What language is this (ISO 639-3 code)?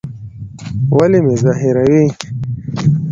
pus